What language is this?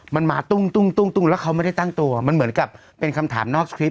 Thai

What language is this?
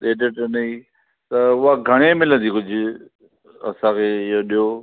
Sindhi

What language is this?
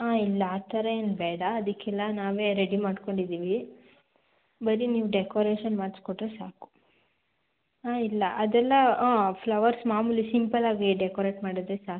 Kannada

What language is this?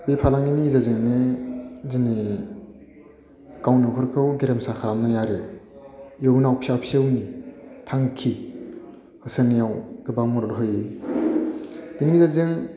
Bodo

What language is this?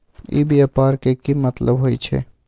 Magahi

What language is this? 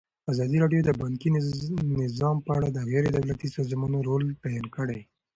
Pashto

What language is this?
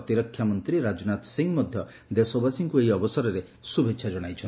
Odia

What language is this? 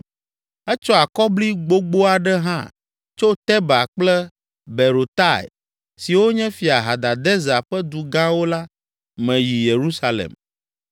Ewe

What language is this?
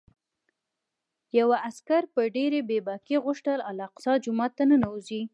Pashto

